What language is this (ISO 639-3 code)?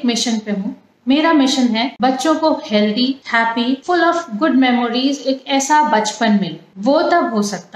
hin